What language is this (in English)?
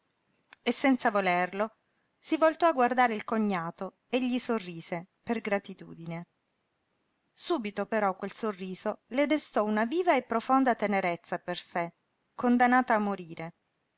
Italian